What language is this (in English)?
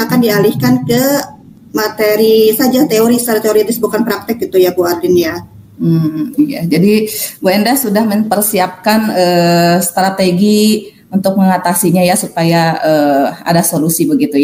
Indonesian